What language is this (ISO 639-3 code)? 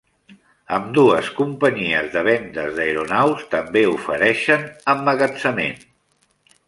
cat